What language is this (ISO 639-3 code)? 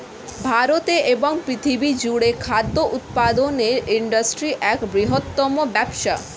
ben